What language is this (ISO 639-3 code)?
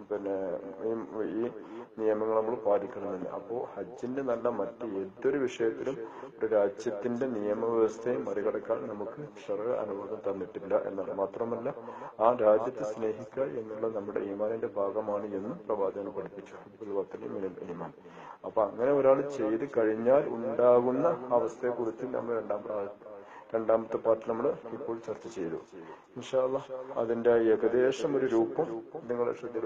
tur